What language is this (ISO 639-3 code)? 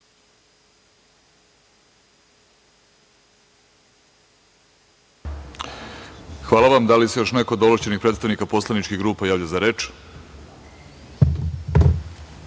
srp